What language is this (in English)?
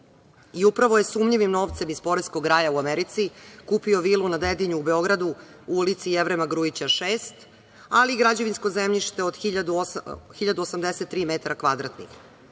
Serbian